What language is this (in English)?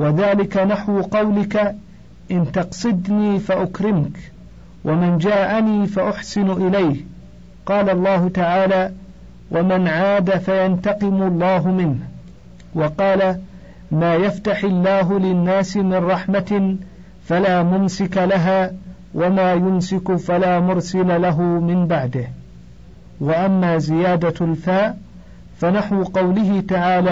Arabic